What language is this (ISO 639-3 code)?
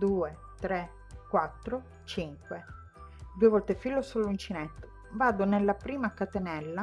ita